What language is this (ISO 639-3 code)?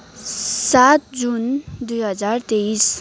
nep